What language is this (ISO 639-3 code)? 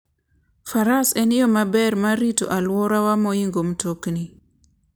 luo